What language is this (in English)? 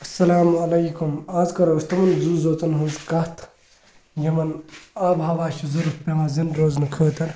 Kashmiri